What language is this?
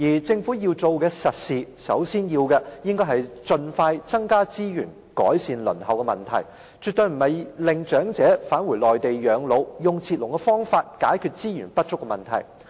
Cantonese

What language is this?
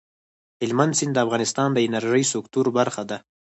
Pashto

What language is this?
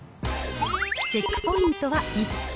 Japanese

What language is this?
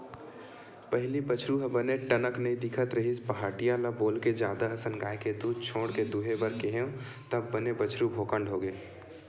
Chhattisgarhi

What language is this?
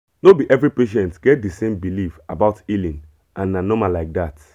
Nigerian Pidgin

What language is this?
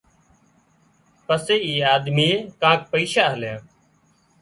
Wadiyara Koli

